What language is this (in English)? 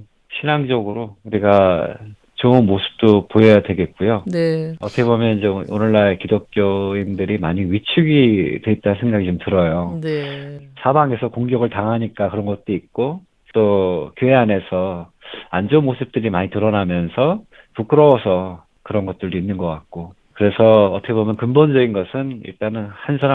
Korean